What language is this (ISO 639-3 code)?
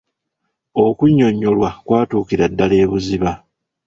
lug